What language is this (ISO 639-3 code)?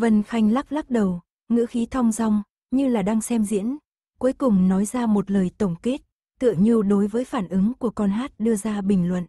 vie